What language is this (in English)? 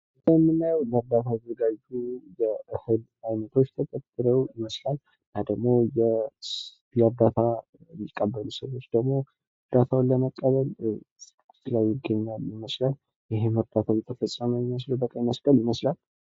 Amharic